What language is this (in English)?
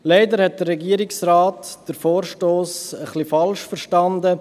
Swiss German